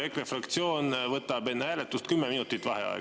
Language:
Estonian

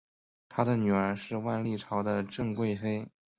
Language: Chinese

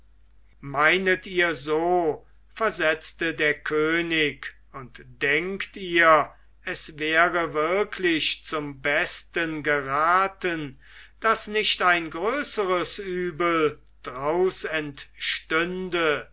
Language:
German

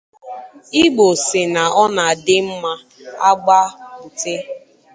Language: Igbo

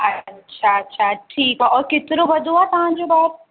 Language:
Sindhi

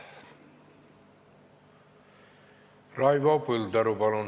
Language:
Estonian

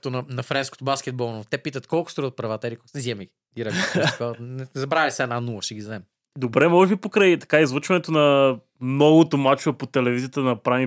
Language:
Bulgarian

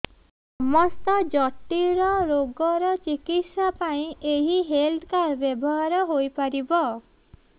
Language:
Odia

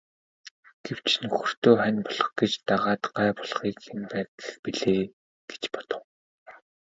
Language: Mongolian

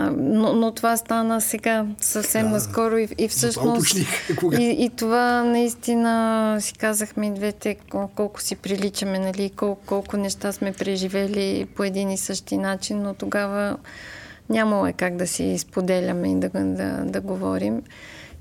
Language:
Bulgarian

